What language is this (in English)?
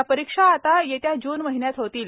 Marathi